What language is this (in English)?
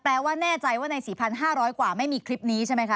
Thai